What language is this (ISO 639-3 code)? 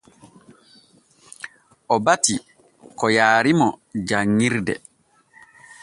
fue